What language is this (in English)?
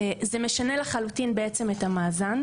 Hebrew